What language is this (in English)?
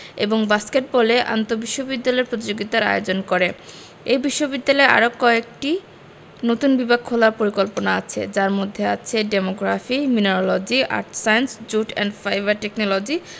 Bangla